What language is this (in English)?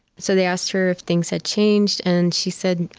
English